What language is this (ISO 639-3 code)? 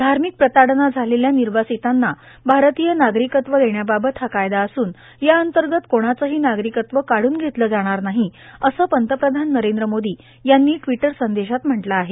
mar